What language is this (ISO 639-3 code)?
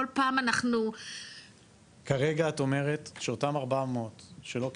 heb